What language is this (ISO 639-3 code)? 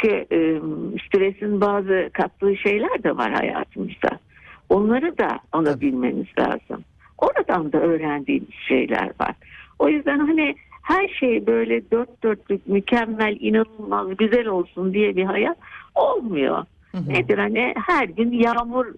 tur